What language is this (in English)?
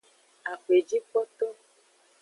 Aja (Benin)